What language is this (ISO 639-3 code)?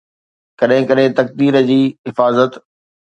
snd